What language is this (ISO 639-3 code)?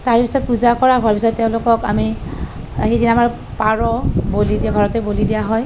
asm